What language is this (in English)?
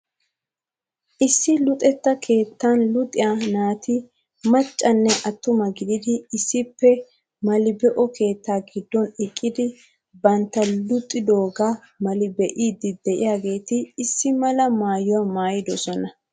Wolaytta